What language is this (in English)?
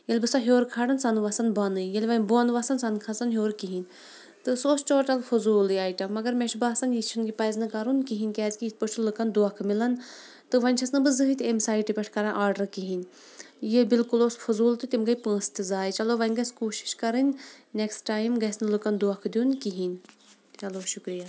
Kashmiri